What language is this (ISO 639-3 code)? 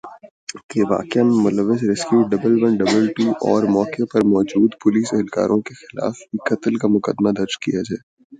urd